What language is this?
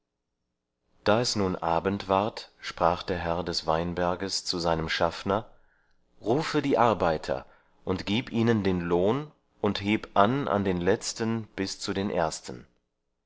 German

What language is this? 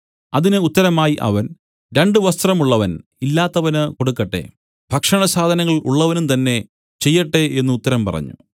Malayalam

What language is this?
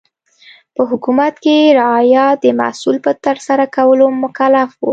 Pashto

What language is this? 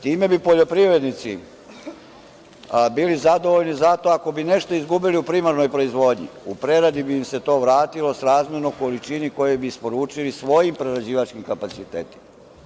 Serbian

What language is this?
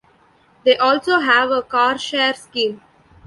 English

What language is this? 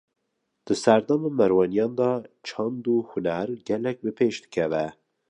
Kurdish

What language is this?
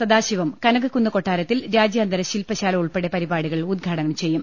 Malayalam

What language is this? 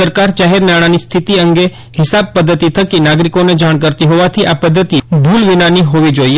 Gujarati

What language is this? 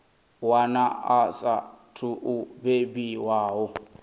Venda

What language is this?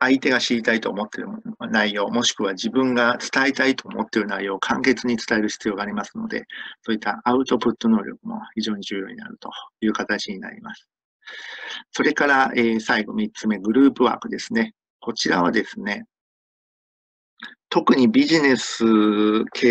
Japanese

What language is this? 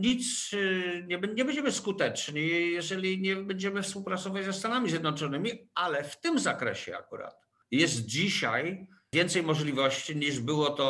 Polish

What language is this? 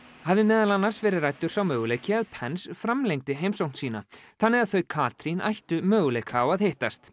Icelandic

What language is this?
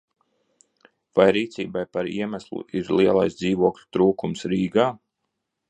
Latvian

